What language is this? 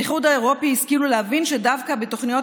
Hebrew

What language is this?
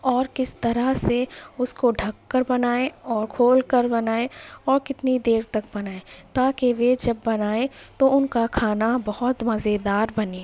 Urdu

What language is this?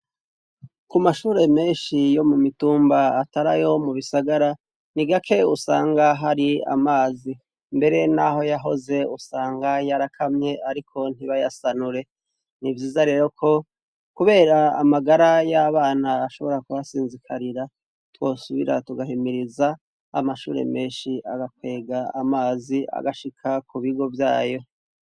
Rundi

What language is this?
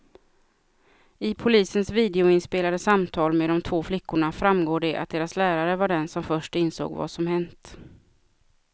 Swedish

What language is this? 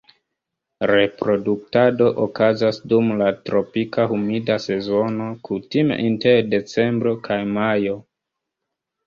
Esperanto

